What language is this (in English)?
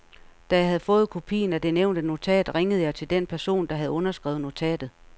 Danish